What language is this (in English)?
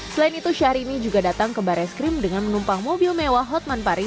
Indonesian